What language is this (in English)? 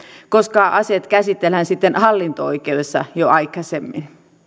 Finnish